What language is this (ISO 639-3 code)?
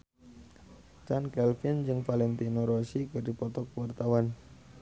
sun